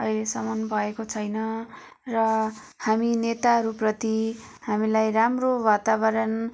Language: Nepali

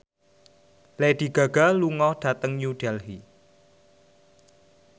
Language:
Javanese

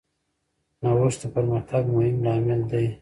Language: Pashto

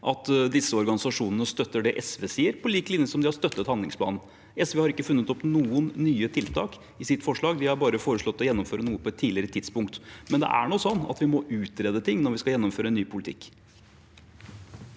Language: Norwegian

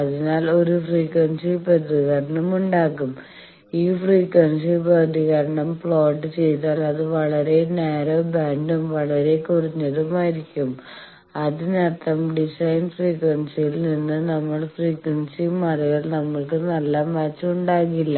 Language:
Malayalam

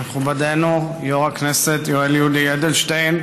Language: Hebrew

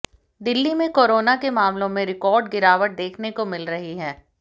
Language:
Hindi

